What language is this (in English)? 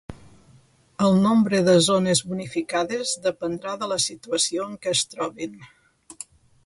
Catalan